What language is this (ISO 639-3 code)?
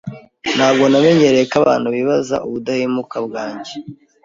kin